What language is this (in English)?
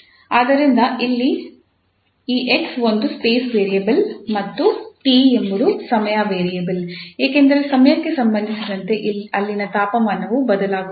Kannada